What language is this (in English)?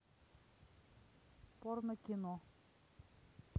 Russian